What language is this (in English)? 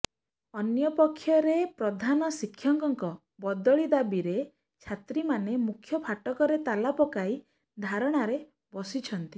Odia